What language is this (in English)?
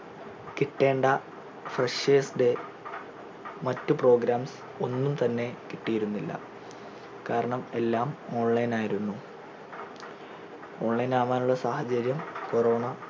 Malayalam